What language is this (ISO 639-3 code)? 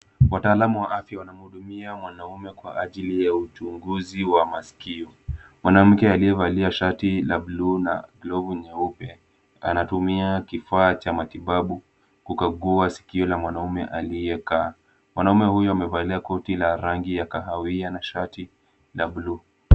swa